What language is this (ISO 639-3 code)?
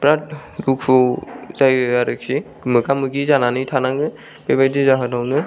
brx